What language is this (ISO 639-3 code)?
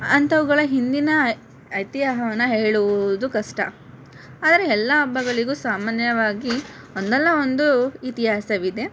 kan